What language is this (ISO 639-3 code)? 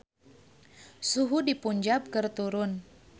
sun